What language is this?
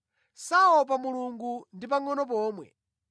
Nyanja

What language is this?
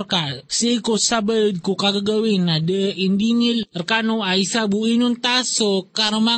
Filipino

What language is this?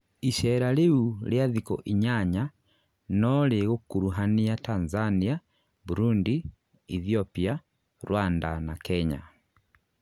Kikuyu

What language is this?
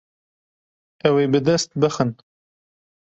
Kurdish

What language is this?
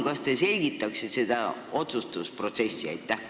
Estonian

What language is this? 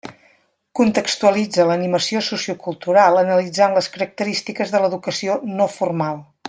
Catalan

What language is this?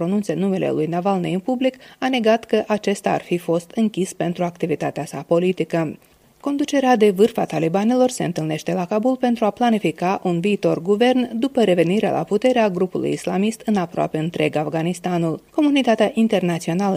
Romanian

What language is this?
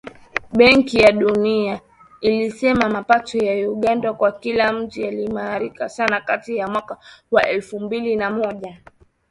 Swahili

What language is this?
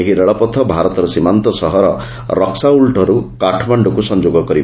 Odia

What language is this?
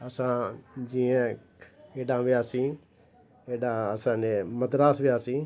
Sindhi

